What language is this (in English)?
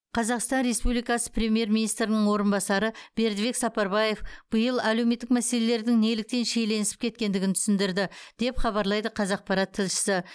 Kazakh